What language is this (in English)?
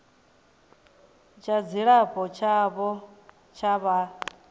Venda